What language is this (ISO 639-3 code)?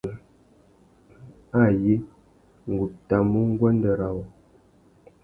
bag